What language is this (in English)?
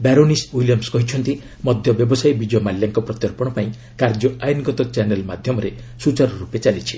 Odia